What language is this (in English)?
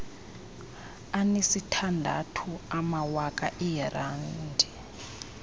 Xhosa